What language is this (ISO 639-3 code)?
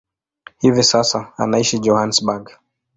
swa